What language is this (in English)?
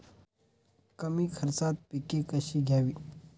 Marathi